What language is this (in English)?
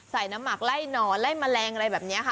Thai